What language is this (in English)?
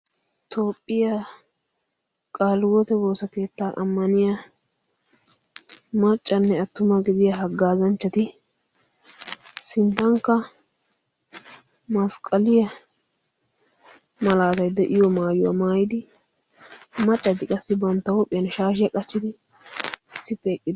Wolaytta